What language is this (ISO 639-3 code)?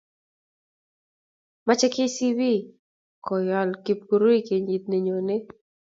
kln